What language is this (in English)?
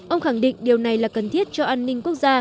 Vietnamese